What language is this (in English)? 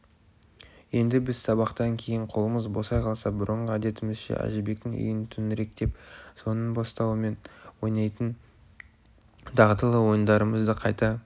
Kazakh